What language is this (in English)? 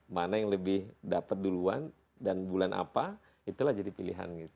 Indonesian